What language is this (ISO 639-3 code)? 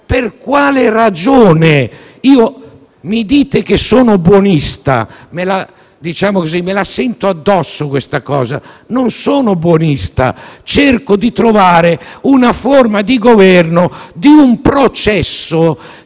ita